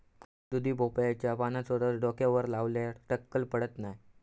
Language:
Marathi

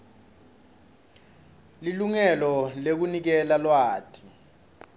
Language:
Swati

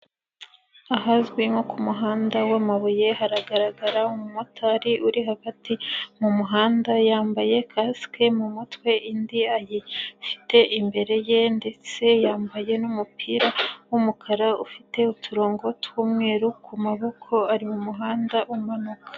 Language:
Kinyarwanda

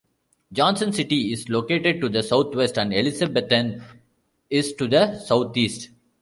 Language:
English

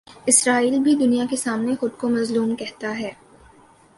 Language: Urdu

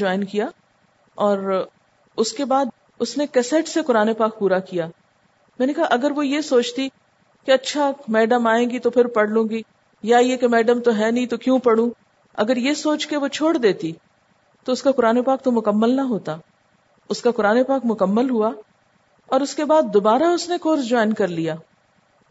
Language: Urdu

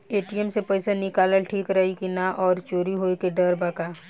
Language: Bhojpuri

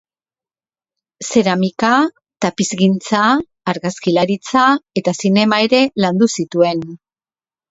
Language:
Basque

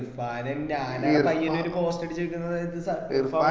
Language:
Malayalam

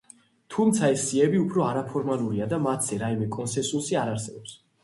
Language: Georgian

